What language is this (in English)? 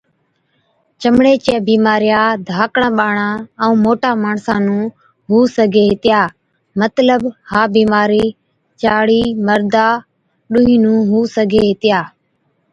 Od